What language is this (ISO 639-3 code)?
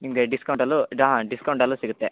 kan